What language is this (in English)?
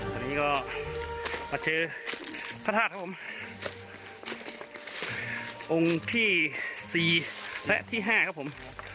Thai